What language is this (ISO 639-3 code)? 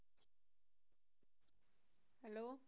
pan